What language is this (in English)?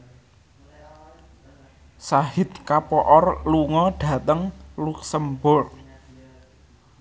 Javanese